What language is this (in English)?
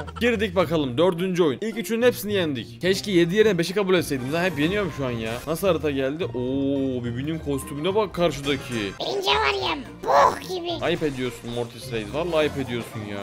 Turkish